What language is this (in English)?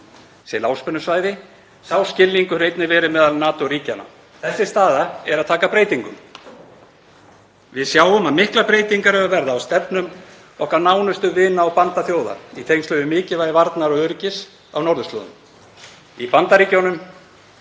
Icelandic